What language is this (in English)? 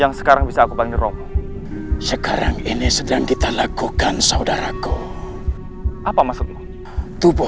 Indonesian